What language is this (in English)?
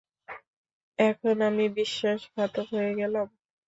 Bangla